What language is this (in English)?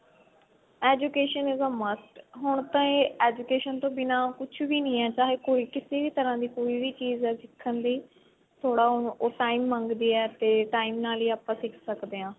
Punjabi